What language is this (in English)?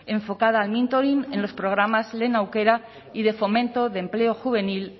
Spanish